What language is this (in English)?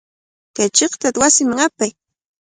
Cajatambo North Lima Quechua